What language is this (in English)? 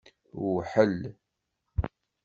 Kabyle